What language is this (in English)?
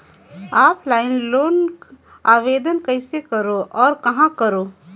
Chhattisgarhi